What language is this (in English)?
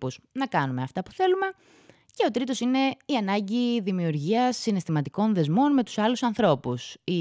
Greek